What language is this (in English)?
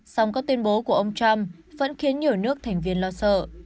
Vietnamese